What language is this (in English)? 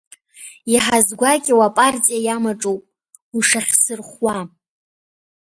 Abkhazian